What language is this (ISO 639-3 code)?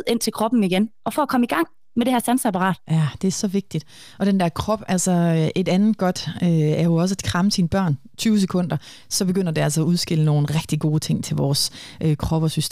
dan